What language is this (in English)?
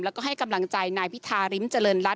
Thai